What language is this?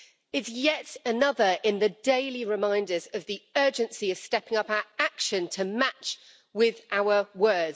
English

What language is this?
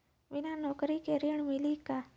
Bhojpuri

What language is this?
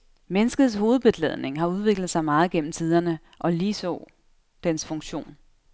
Danish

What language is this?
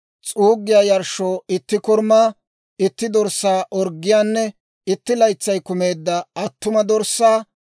Dawro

